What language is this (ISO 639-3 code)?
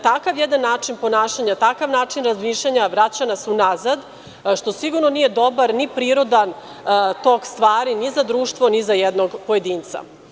srp